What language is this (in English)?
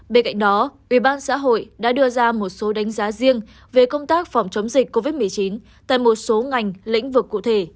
Vietnamese